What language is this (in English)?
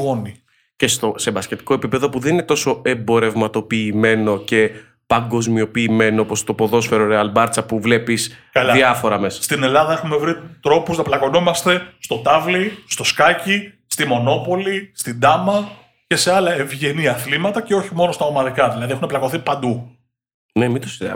Greek